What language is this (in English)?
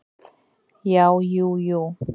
Icelandic